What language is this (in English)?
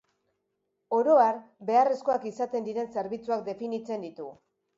Basque